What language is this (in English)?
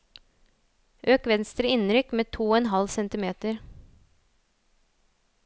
Norwegian